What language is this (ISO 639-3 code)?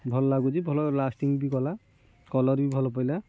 ori